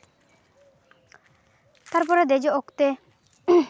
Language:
Santali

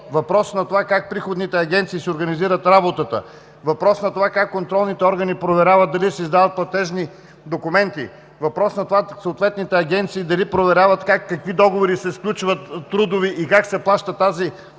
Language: Bulgarian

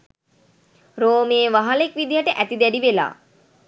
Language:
Sinhala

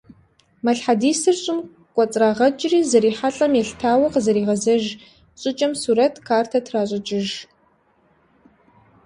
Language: Kabardian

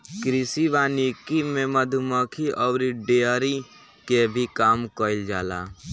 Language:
Bhojpuri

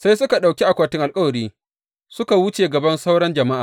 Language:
Hausa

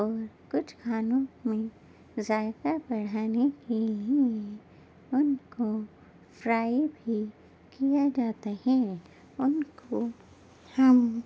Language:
Urdu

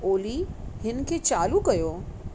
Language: Sindhi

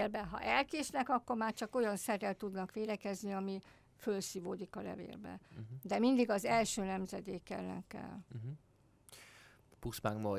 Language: Hungarian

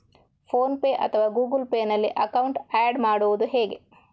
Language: Kannada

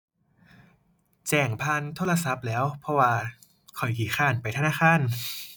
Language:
Thai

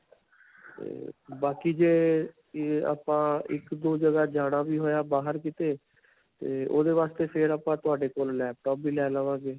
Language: Punjabi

